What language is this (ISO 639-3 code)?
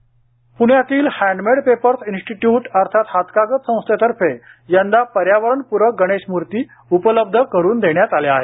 mar